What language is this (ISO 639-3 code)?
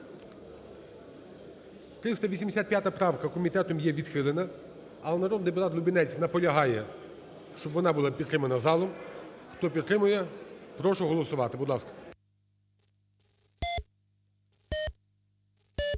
ukr